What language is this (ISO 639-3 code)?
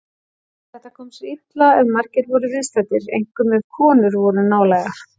isl